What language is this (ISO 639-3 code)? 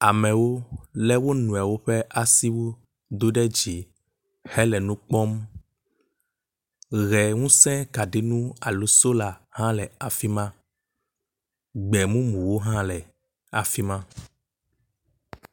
ewe